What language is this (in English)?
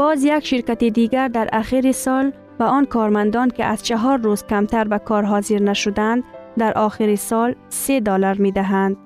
Persian